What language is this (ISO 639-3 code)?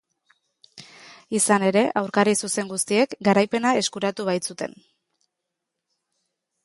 eus